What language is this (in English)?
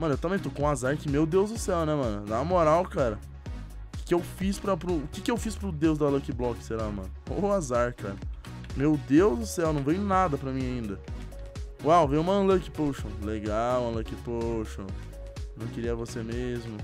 Portuguese